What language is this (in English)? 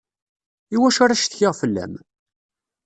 Kabyle